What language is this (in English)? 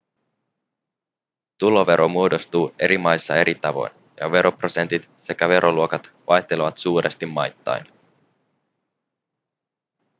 Finnish